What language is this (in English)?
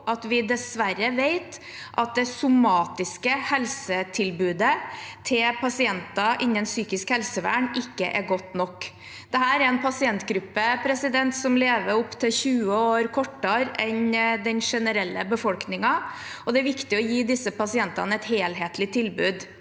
Norwegian